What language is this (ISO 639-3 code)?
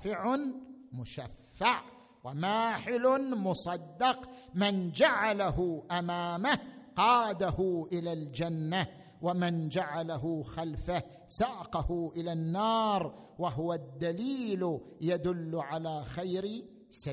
ara